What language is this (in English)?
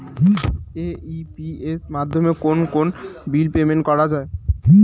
Bangla